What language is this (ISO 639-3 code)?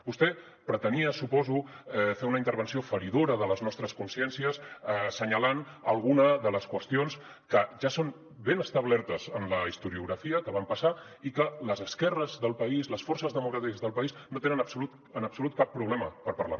cat